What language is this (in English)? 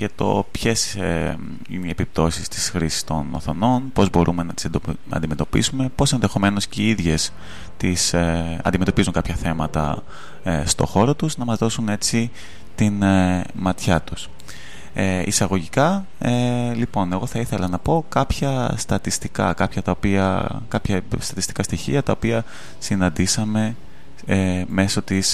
Greek